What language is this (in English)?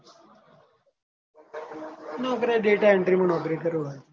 Gujarati